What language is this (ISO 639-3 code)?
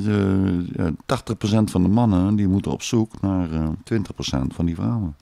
nld